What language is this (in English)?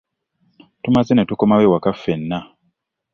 Ganda